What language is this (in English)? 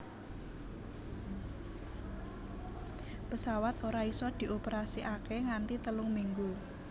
Javanese